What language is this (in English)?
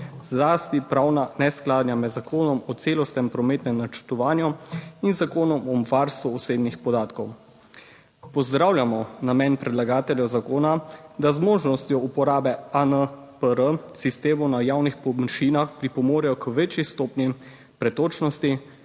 Slovenian